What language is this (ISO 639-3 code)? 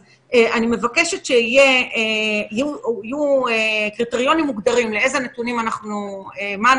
heb